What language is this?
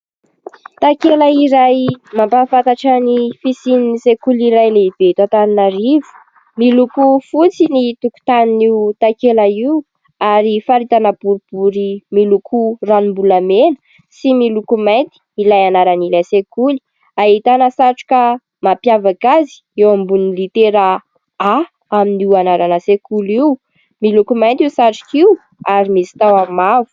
Malagasy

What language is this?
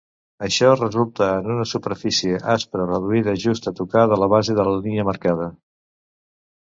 Catalan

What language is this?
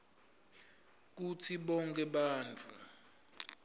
Swati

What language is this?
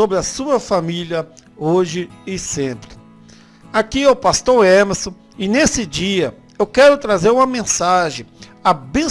Portuguese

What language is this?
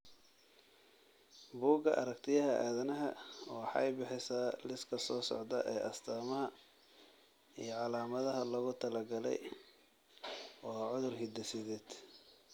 Somali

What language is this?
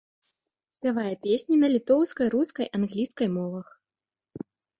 Belarusian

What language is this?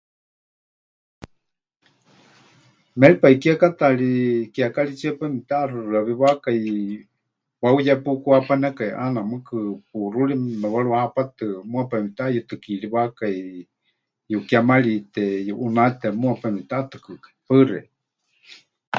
Huichol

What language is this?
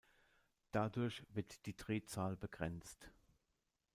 German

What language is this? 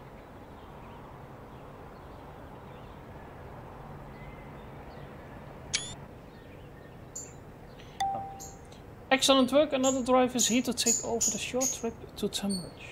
Dutch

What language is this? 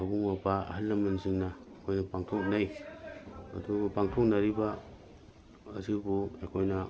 Manipuri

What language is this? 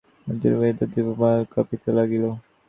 Bangla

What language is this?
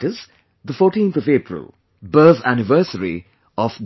English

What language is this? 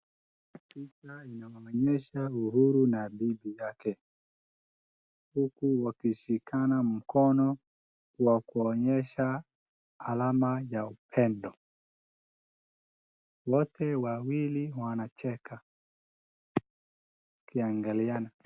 Swahili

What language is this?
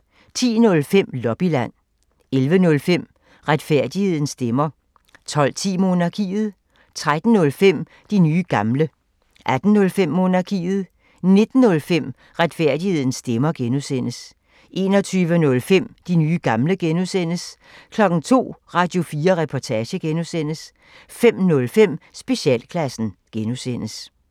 Danish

